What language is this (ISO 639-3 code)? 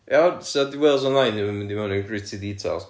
cym